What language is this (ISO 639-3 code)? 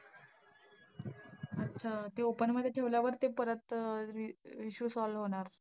mar